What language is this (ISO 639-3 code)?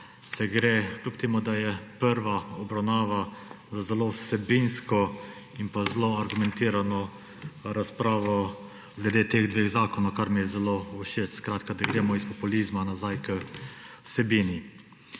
slv